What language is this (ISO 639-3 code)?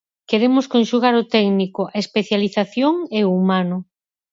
glg